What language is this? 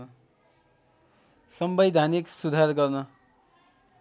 Nepali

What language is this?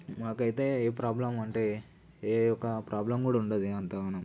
Telugu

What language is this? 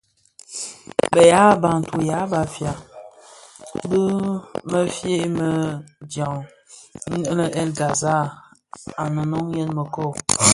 Bafia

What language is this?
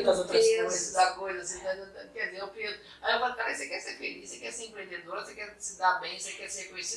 Portuguese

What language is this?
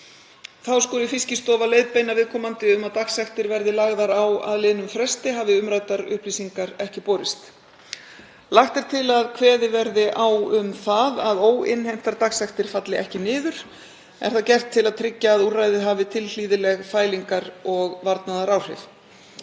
Icelandic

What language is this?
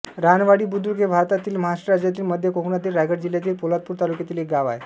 Marathi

